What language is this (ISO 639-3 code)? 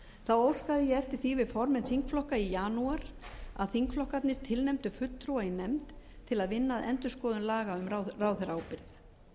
isl